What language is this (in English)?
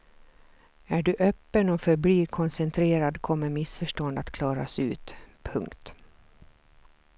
Swedish